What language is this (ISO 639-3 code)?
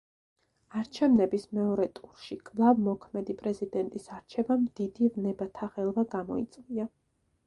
kat